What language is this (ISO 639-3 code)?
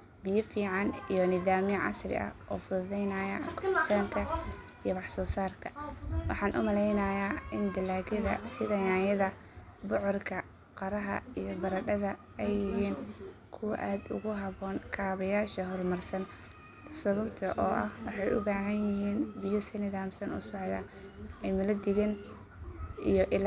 som